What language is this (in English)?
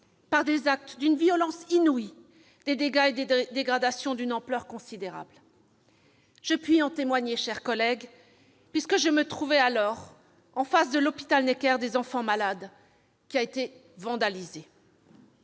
French